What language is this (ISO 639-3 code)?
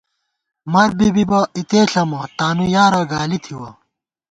gwt